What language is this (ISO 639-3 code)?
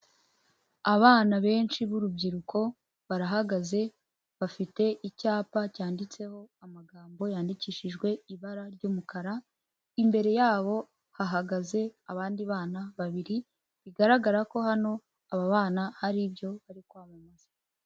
kin